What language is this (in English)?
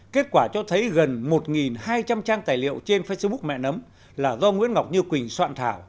Vietnamese